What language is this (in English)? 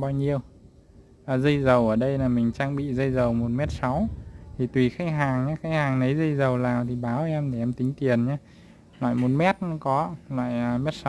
Vietnamese